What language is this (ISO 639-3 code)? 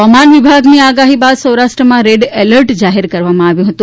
guj